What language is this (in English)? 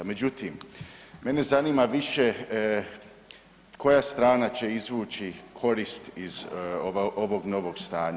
Croatian